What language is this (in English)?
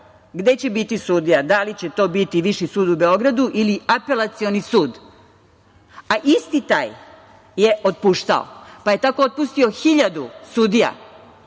Serbian